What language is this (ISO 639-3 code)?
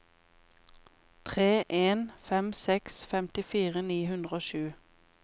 nor